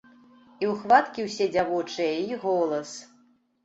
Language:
Belarusian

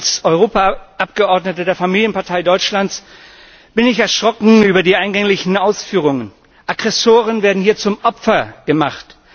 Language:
German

